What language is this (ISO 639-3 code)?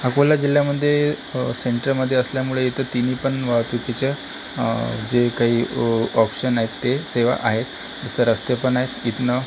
mar